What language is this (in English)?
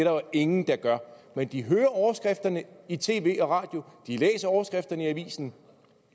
Danish